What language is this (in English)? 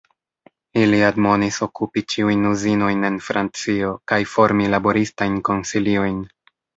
Esperanto